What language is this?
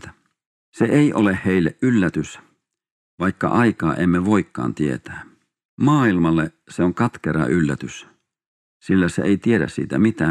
Finnish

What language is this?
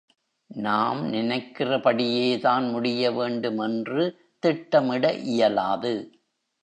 Tamil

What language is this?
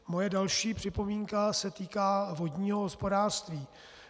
Czech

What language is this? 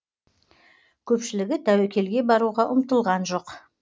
Kazakh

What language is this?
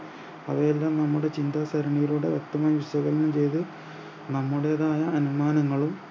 Malayalam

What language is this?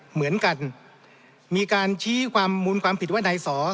Thai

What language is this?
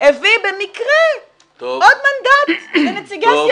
Hebrew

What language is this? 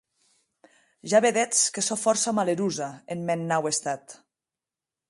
Occitan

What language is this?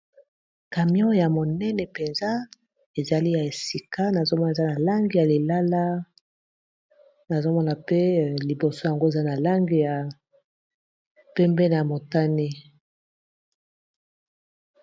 Lingala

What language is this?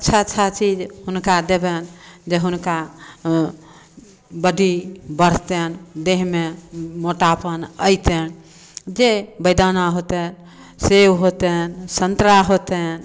Maithili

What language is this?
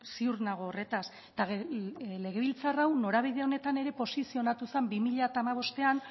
Basque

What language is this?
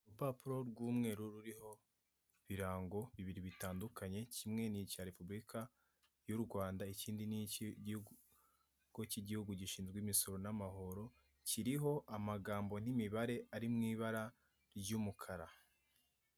Kinyarwanda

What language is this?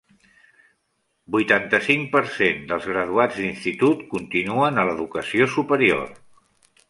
Catalan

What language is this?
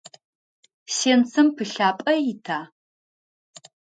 Adyghe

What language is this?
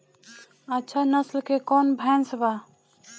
Bhojpuri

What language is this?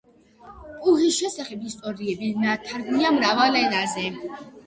Georgian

